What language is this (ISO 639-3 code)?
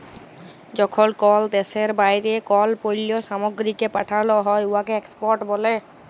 ben